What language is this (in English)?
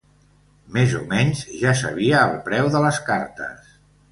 Catalan